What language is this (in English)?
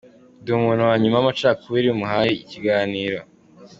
Kinyarwanda